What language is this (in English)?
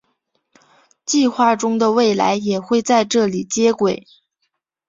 Chinese